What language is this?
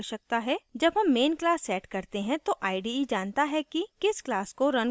Hindi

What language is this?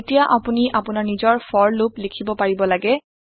Assamese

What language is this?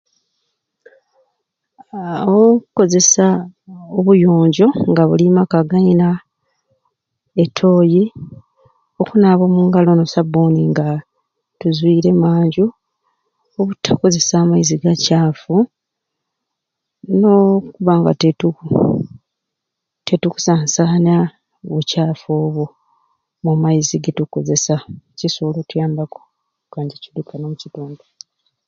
Ruuli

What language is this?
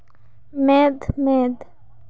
Santali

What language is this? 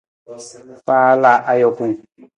Nawdm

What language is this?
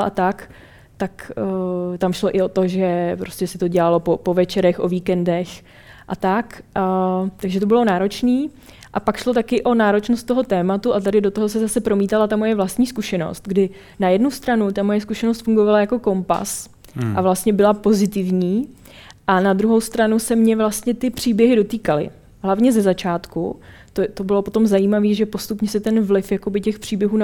Czech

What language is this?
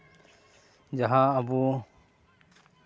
Santali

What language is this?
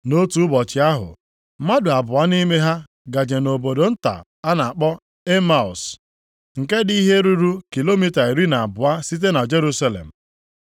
Igbo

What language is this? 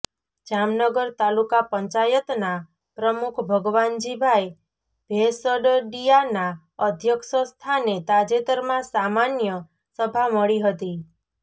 Gujarati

